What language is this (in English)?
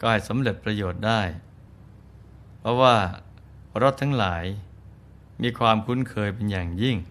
Thai